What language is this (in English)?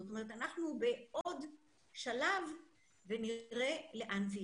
Hebrew